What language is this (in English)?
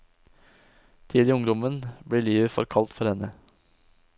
Norwegian